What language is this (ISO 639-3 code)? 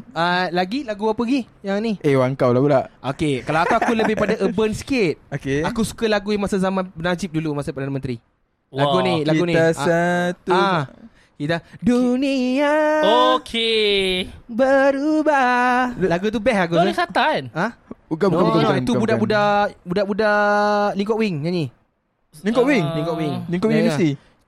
msa